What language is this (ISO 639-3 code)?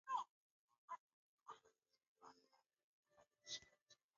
swa